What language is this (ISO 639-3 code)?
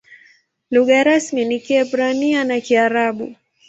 swa